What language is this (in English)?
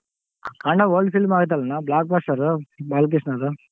Kannada